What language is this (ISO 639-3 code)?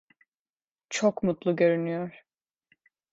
tur